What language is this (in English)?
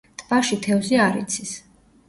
Georgian